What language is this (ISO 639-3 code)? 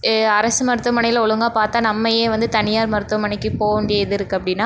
tam